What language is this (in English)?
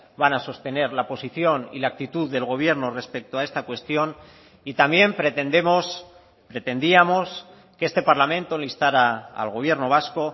Spanish